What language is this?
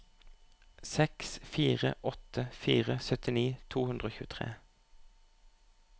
Norwegian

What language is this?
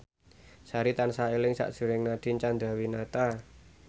Javanese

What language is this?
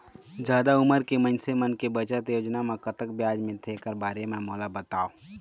Chhattisgarhi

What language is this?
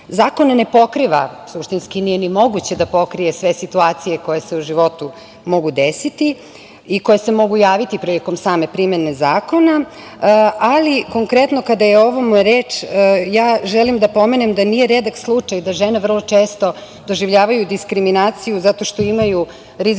Serbian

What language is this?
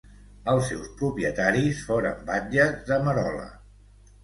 Catalan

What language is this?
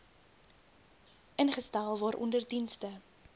Afrikaans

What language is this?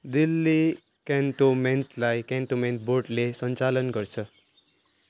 Nepali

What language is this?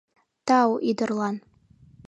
Mari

